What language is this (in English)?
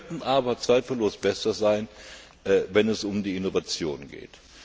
German